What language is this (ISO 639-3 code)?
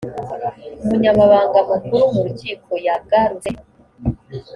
kin